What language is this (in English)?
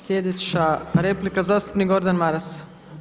Croatian